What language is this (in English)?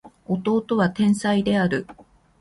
Japanese